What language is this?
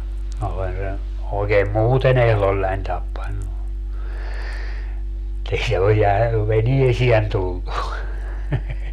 Finnish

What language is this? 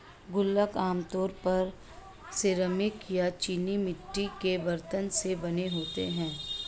Hindi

